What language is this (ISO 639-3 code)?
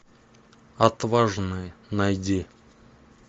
rus